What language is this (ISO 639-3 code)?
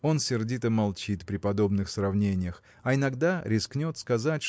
rus